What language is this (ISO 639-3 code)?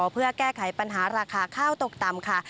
tha